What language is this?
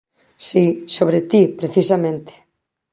Galician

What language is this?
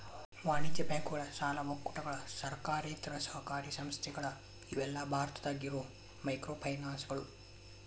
Kannada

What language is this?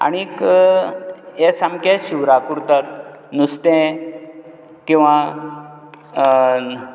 Konkani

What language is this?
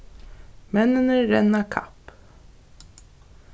Faroese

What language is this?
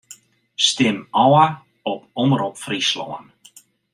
Western Frisian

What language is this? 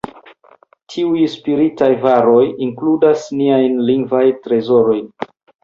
Esperanto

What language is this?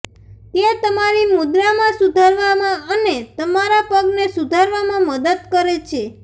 Gujarati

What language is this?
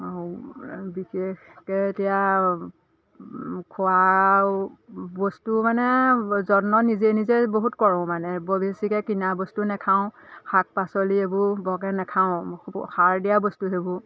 Assamese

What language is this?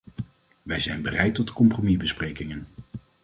Dutch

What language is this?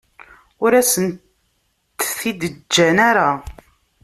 Kabyle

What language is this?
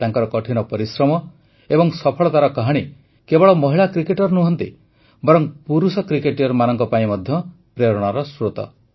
Odia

